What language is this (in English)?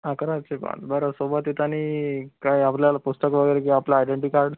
Marathi